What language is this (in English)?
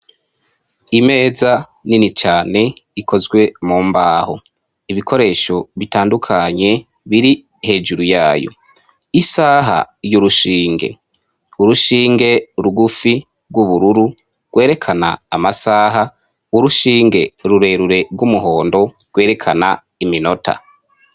Rundi